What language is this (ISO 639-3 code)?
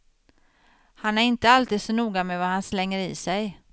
swe